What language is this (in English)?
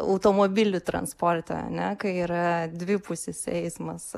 Lithuanian